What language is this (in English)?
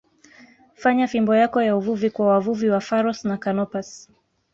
Swahili